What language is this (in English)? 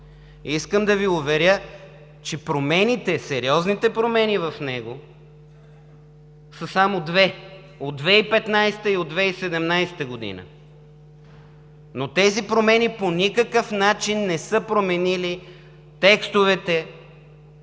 Bulgarian